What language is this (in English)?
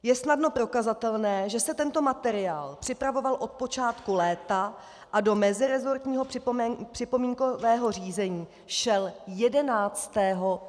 Czech